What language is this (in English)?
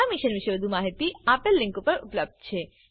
Gujarati